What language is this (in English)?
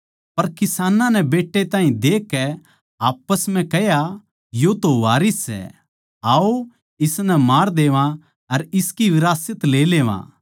Haryanvi